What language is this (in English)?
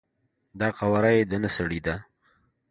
Pashto